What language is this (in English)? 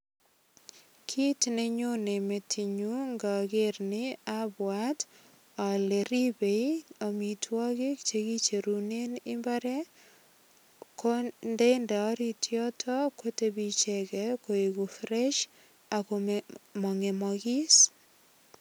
Kalenjin